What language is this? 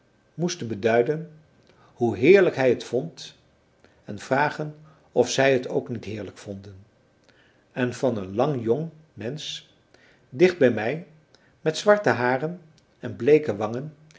Dutch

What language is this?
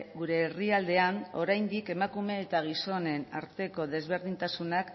Basque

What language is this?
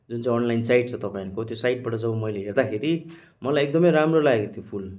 Nepali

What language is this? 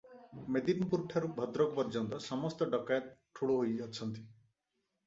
Odia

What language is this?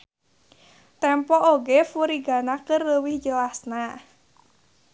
Sundanese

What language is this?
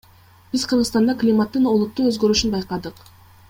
Kyrgyz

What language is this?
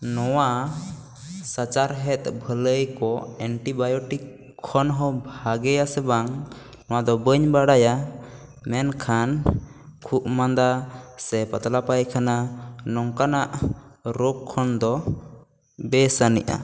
Santali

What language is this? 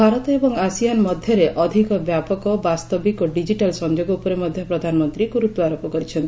Odia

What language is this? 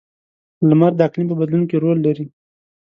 Pashto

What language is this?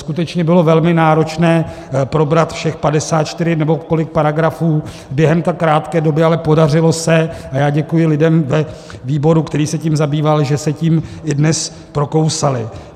Czech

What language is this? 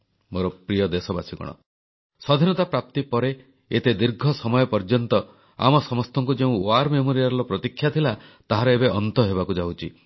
Odia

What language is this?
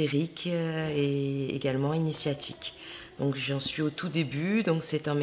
French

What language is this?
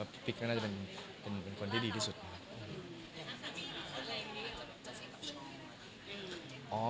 Thai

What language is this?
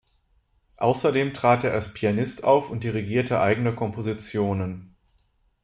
German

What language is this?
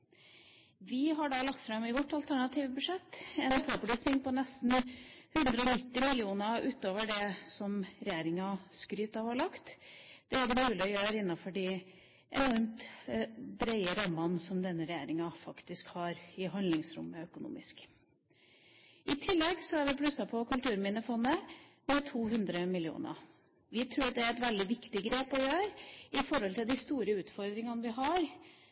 Norwegian Bokmål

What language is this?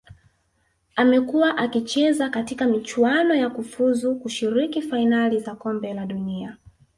Swahili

